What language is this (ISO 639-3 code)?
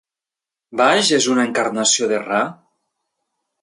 cat